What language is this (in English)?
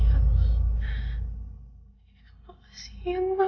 Indonesian